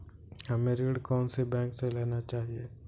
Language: Hindi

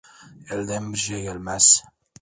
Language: Turkish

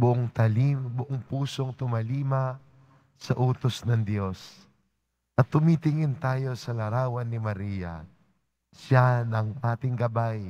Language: Filipino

